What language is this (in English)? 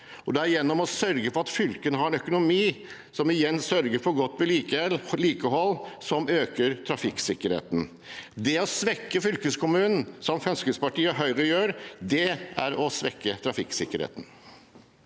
Norwegian